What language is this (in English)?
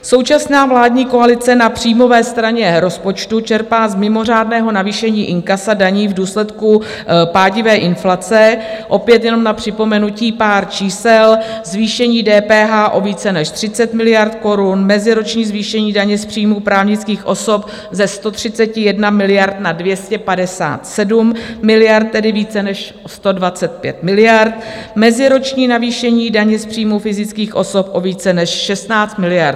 Czech